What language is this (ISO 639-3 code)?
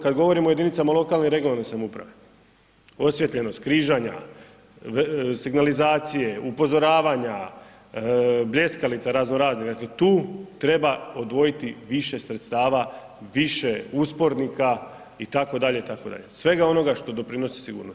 hrv